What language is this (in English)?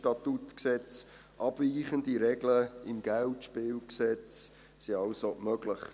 Swiss German